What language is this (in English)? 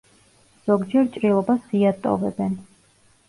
Georgian